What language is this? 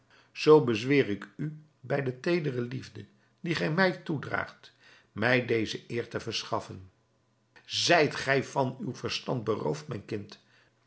Dutch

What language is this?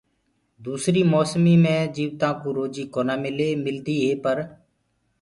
Gurgula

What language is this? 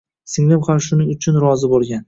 Uzbek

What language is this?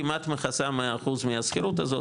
Hebrew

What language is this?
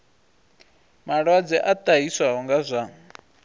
Venda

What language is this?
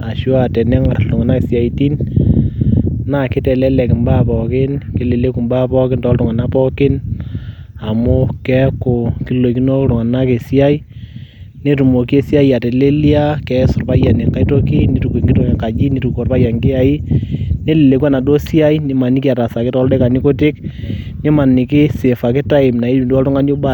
Masai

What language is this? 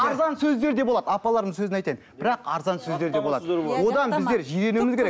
Kazakh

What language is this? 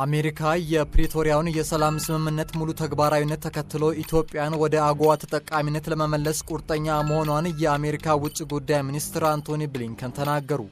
Turkish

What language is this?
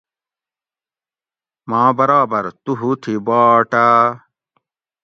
Gawri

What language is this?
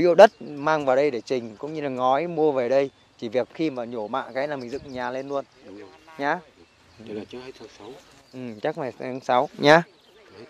Vietnamese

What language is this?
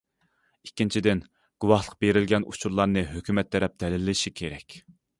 Uyghur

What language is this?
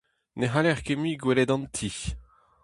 Breton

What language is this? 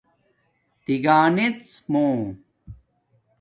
Domaaki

